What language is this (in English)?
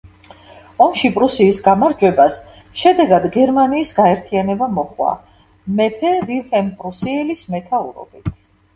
Georgian